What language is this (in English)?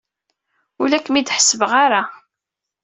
Kabyle